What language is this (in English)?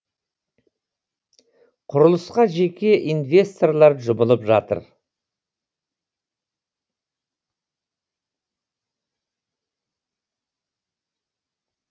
Kazakh